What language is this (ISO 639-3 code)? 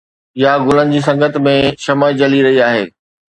snd